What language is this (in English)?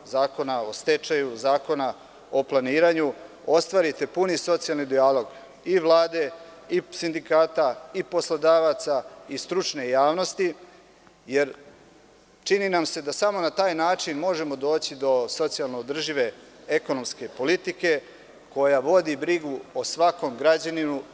Serbian